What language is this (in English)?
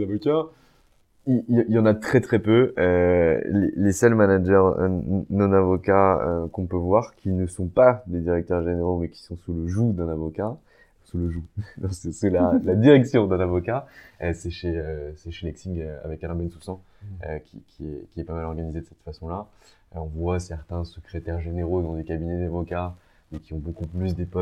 French